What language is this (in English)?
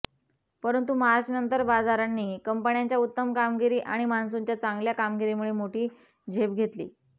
Marathi